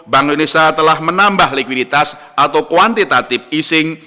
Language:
Indonesian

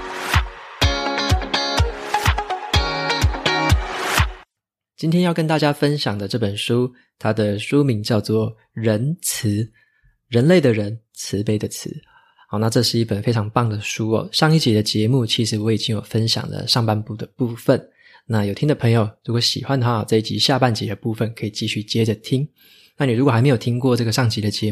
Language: Chinese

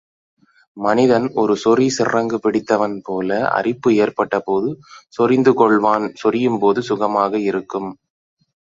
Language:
Tamil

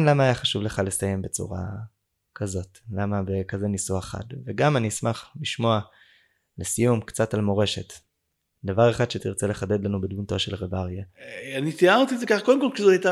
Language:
Hebrew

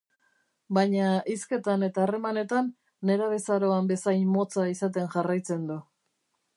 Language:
Basque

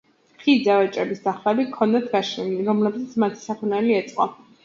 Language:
Georgian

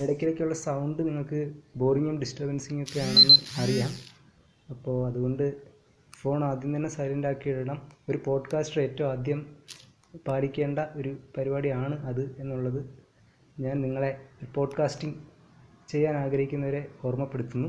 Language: Malayalam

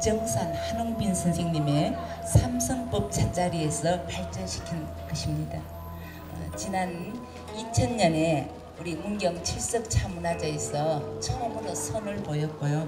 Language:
Korean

